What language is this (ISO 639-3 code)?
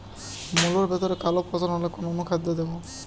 ben